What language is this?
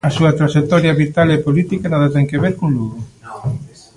Galician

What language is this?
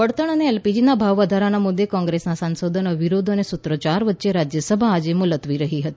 Gujarati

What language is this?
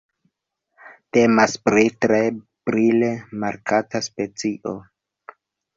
Esperanto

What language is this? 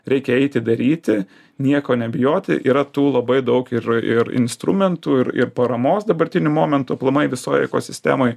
Lithuanian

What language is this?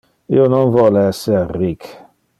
Interlingua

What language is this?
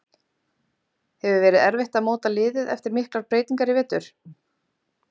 Icelandic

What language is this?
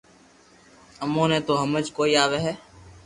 Loarki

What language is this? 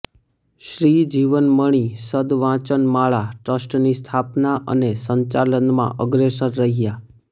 Gujarati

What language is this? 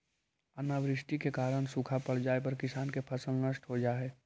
Magahi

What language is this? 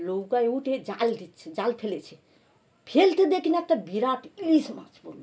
Bangla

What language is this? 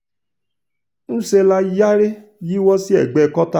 Yoruba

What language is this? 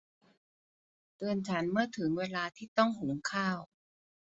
Thai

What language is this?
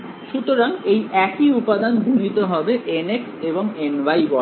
Bangla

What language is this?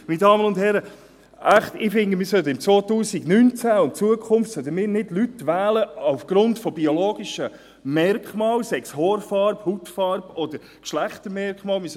Swiss German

